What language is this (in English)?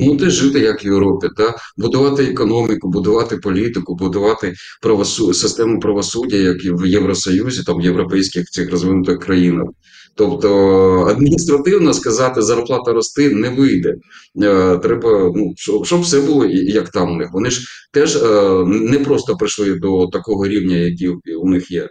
Ukrainian